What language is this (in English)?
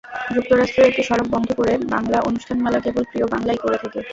Bangla